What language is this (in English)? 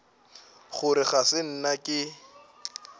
Northern Sotho